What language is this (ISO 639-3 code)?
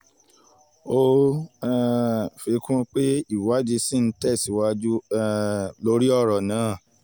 yor